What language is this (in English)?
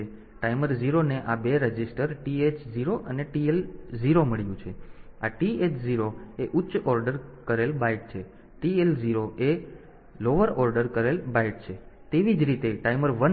Gujarati